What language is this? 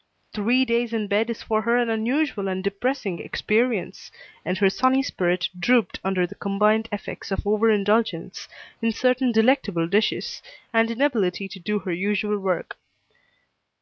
English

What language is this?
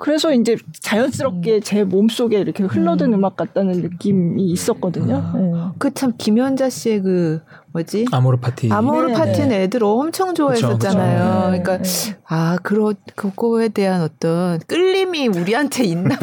Korean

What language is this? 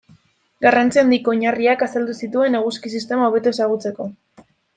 Basque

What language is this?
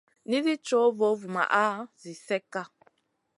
Masana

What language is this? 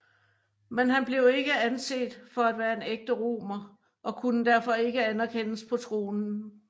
Danish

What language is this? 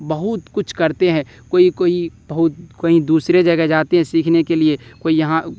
Urdu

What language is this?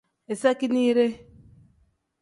Tem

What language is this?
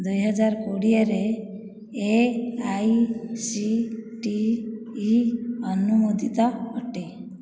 Odia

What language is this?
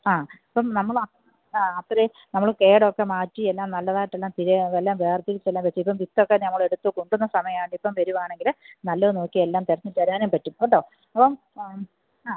Malayalam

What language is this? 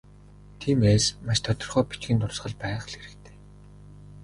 Mongolian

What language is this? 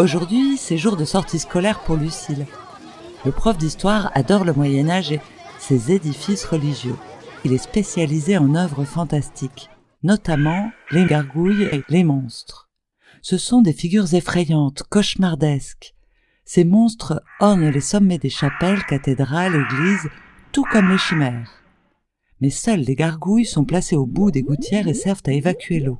French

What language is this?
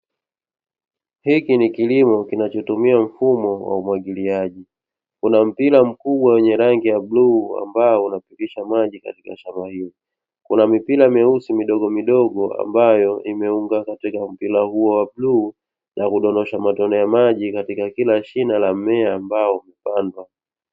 Swahili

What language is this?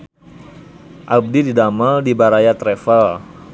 Sundanese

